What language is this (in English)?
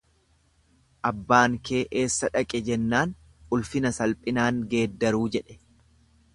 Oromo